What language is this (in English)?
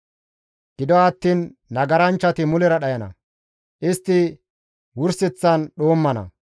Gamo